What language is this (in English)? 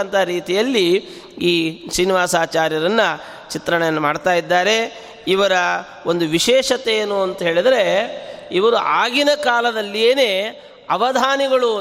Kannada